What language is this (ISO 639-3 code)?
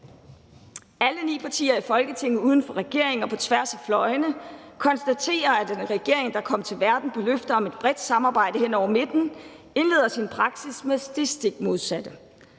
dan